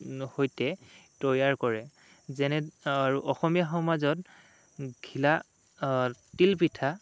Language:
Assamese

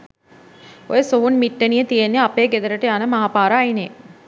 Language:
Sinhala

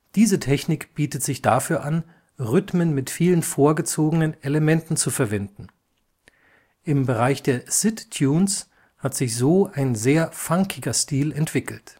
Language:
German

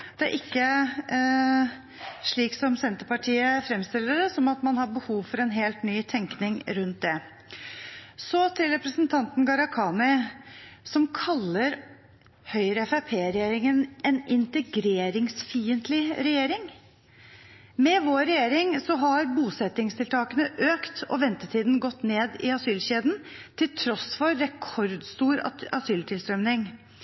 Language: Norwegian Bokmål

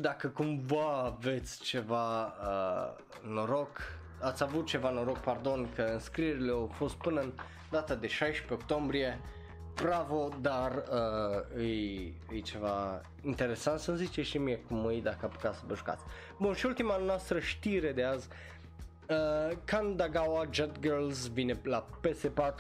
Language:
Romanian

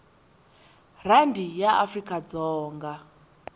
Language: Tsonga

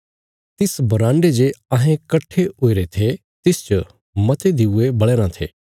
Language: Bilaspuri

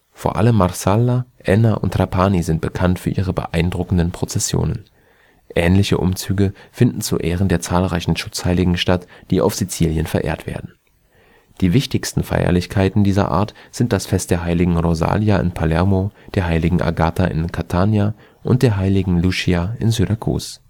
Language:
German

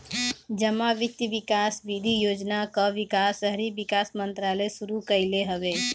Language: Bhojpuri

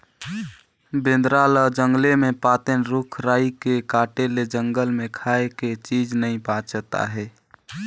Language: Chhattisgarhi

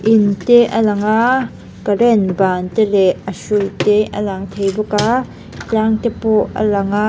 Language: Mizo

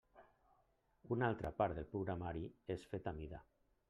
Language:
Catalan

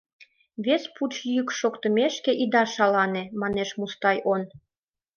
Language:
Mari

